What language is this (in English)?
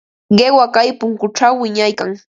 Ambo-Pasco Quechua